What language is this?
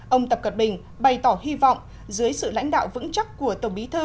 Vietnamese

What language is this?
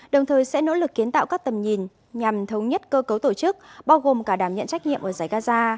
Vietnamese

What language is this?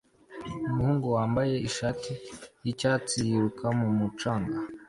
Kinyarwanda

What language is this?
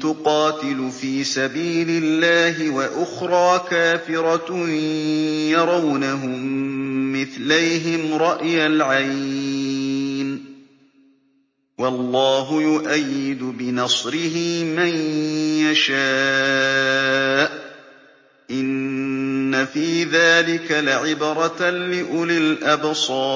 Arabic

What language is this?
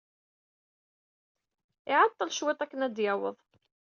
Kabyle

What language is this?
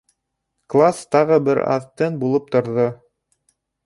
Bashkir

